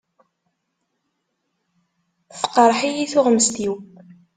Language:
Kabyle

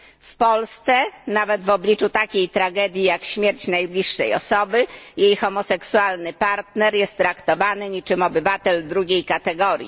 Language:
Polish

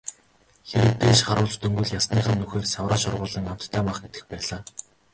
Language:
Mongolian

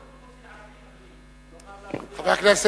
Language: Hebrew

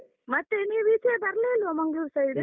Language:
Kannada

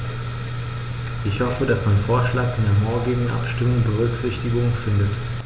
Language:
German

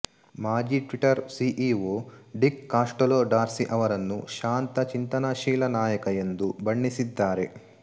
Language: Kannada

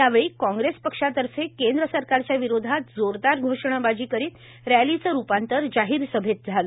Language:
Marathi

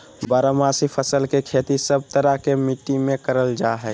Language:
Magahi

